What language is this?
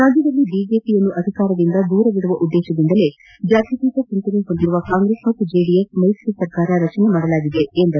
Kannada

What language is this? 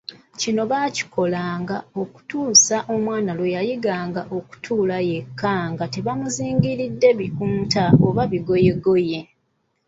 Ganda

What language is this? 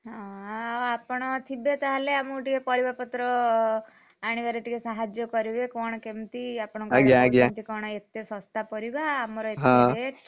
Odia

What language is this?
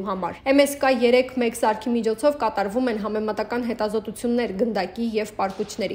Romanian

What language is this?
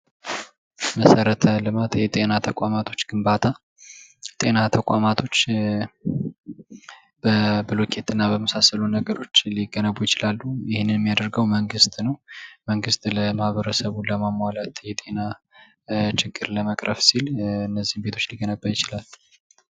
Amharic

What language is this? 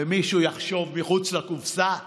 Hebrew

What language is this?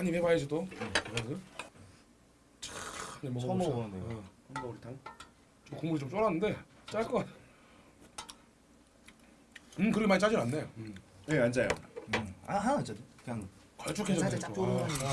Korean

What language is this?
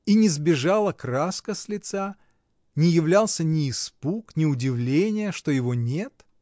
Russian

